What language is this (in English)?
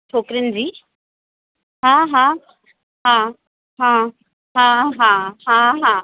Sindhi